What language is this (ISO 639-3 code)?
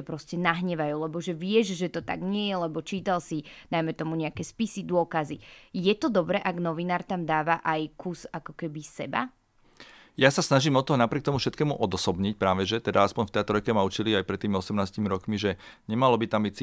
slk